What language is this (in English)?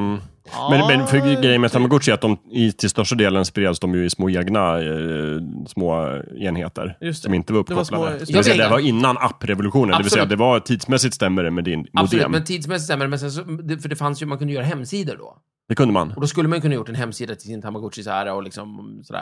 Swedish